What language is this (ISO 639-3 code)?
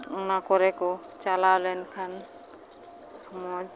sat